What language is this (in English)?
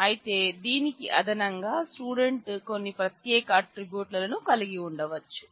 Telugu